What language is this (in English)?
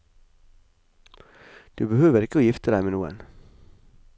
Norwegian